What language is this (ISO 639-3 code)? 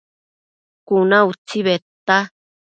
mcf